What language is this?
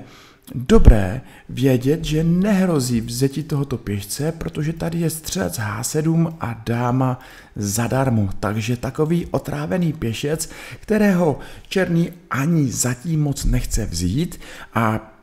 Czech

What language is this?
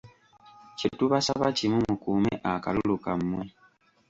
Ganda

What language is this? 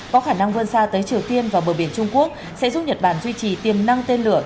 Vietnamese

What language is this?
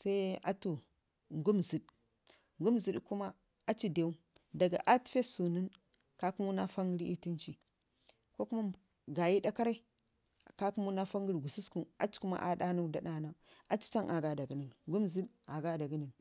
Ngizim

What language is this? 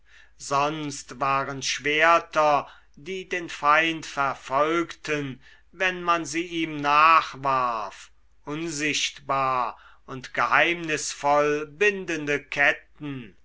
German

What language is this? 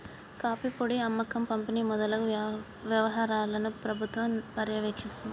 Telugu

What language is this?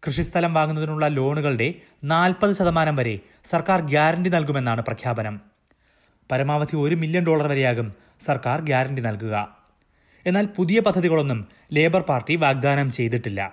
Malayalam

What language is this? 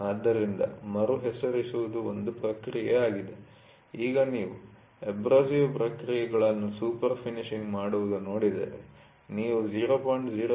Kannada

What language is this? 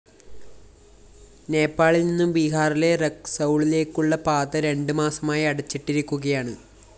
Malayalam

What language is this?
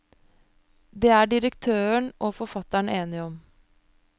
Norwegian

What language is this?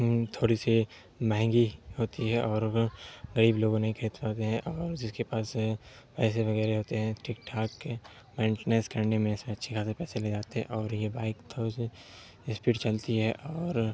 Urdu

